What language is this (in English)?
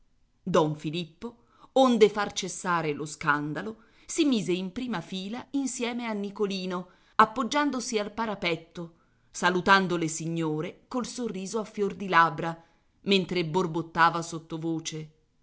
Italian